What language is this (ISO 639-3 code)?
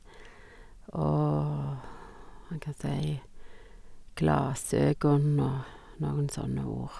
nor